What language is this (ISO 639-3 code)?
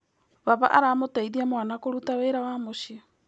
kik